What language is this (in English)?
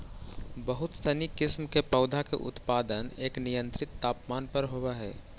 Magahi